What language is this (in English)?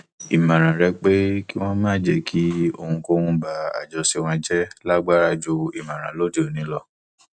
Yoruba